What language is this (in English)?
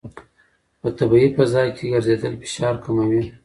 Pashto